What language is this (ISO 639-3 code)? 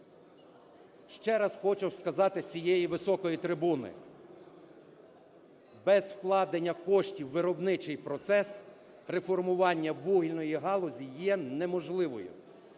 ukr